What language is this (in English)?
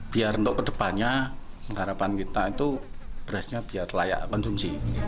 Indonesian